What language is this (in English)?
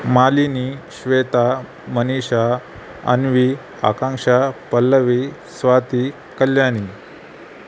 Marathi